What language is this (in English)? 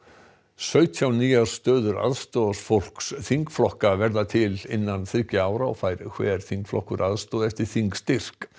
Icelandic